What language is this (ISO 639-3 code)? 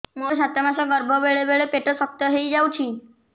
ori